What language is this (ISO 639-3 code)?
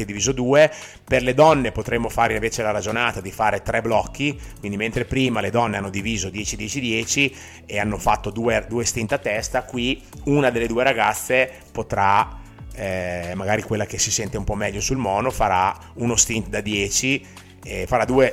ita